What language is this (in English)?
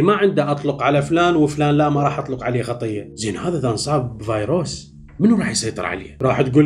Arabic